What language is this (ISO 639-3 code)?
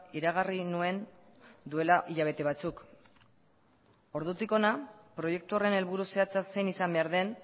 eus